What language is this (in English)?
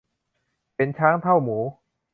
Thai